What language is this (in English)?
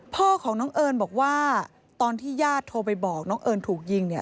Thai